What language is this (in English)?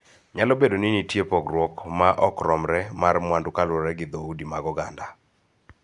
Luo (Kenya and Tanzania)